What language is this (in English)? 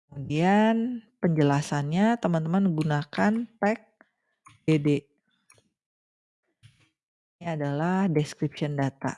Indonesian